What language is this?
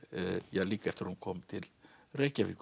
Icelandic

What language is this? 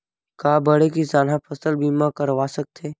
Chhattisgarhi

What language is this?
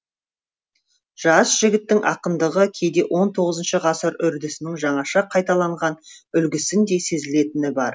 Kazakh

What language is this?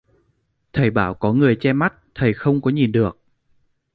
Vietnamese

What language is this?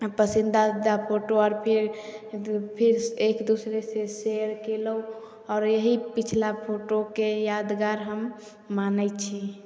Maithili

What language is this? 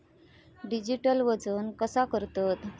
Marathi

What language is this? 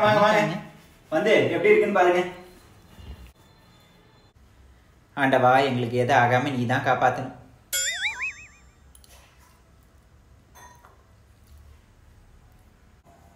Indonesian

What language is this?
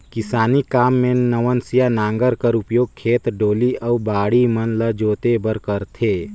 Chhattisgarhi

